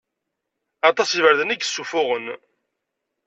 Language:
Kabyle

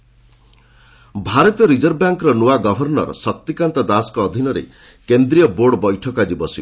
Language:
Odia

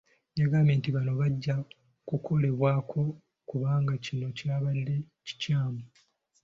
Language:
Ganda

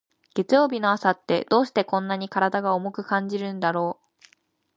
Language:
Japanese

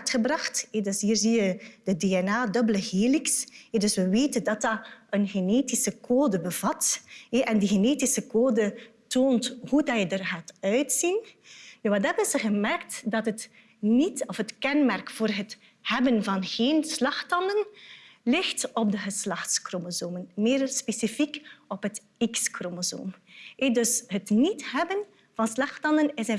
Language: Dutch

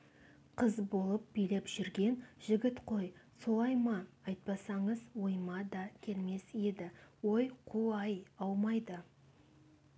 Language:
Kazakh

